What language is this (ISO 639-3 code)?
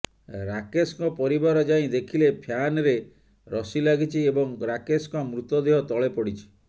ori